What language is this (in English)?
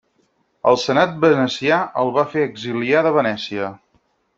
Catalan